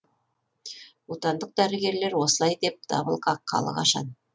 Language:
Kazakh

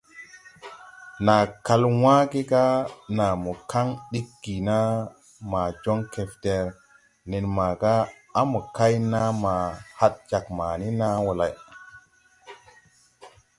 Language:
Tupuri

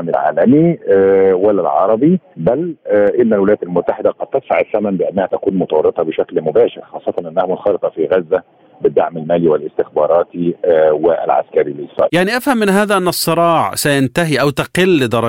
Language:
Arabic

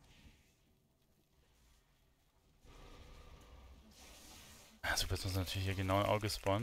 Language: German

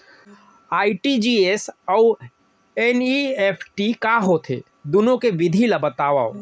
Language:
Chhattisgarhi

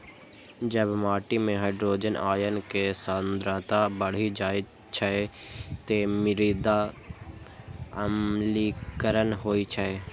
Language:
Maithili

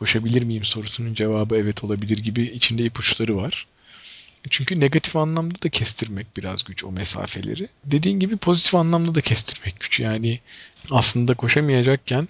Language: Turkish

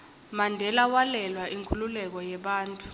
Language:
Swati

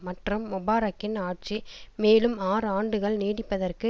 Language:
Tamil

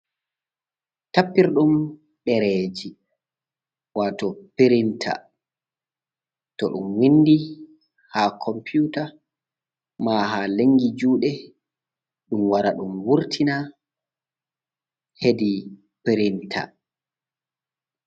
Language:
Fula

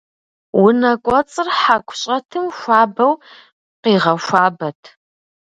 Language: Kabardian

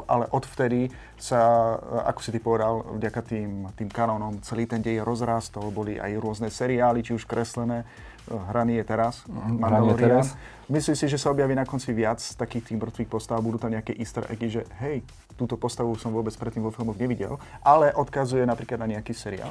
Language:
Slovak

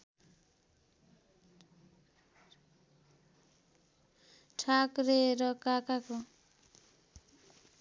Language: Nepali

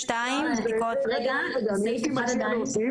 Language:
Hebrew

